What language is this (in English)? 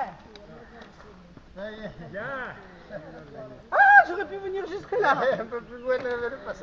French